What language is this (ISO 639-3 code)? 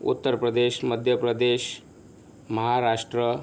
mar